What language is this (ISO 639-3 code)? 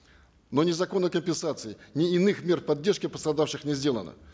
kaz